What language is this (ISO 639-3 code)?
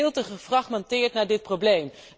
nld